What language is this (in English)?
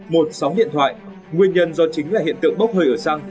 Vietnamese